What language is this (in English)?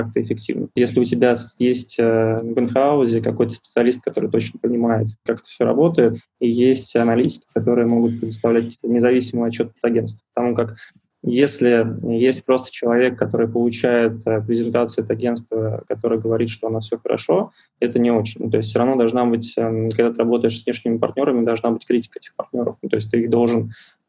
Russian